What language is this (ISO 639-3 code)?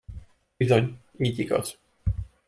hun